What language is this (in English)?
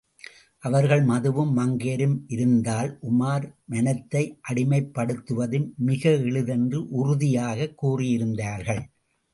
Tamil